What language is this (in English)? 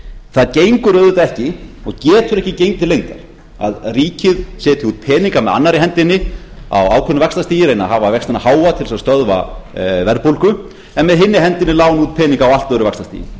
Icelandic